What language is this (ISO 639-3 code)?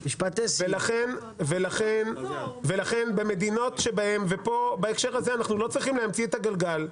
heb